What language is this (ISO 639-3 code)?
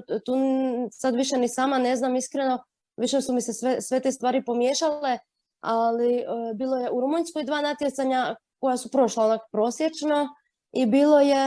hrv